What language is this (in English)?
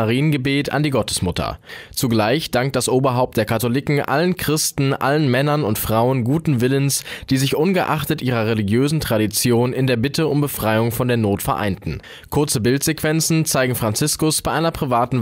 German